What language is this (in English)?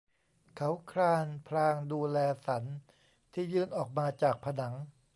Thai